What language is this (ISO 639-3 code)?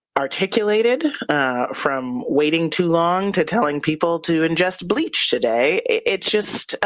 eng